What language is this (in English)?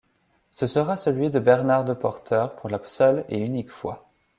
French